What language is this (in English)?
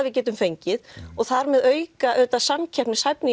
Icelandic